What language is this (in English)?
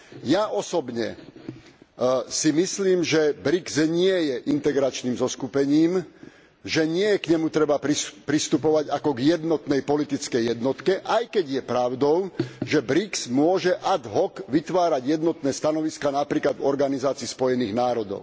Slovak